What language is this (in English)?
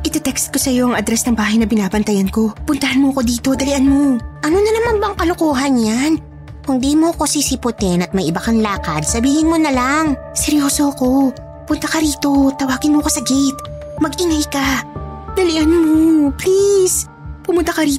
Filipino